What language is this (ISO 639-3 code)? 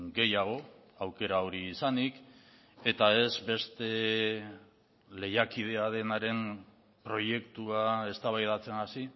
eus